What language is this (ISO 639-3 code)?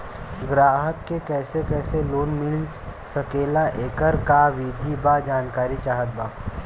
bho